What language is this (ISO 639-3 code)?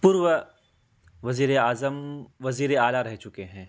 urd